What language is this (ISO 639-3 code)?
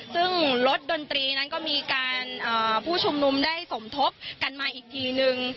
tha